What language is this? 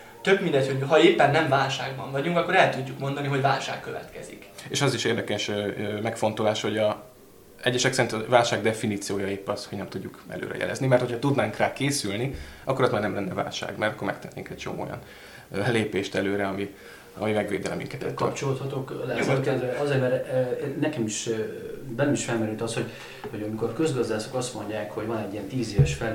Hungarian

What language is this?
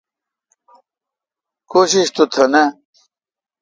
Kalkoti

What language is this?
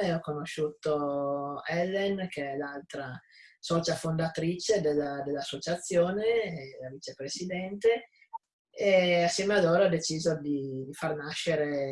Italian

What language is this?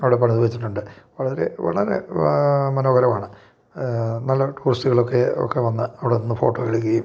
Malayalam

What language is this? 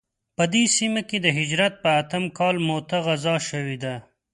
Pashto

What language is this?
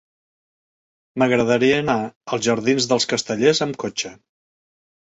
Catalan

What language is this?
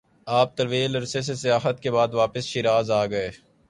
Urdu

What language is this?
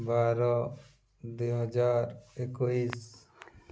Odia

